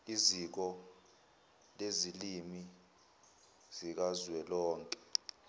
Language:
Zulu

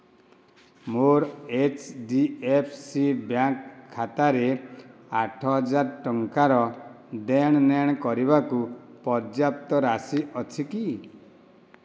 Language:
Odia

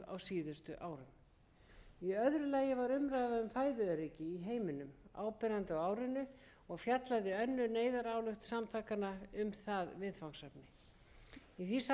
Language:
Icelandic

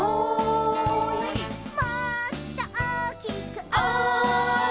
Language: Japanese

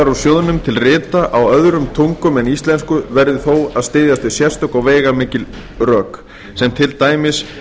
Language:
Icelandic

